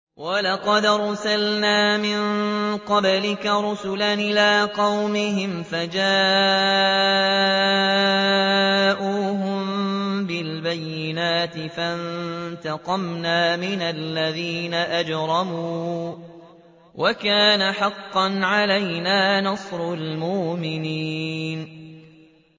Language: Arabic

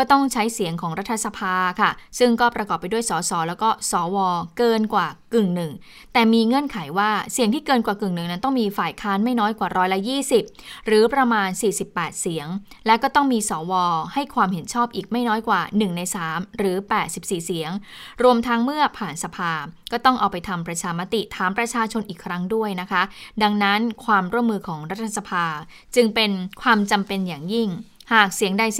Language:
Thai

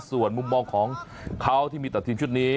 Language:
Thai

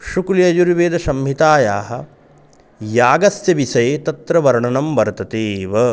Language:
Sanskrit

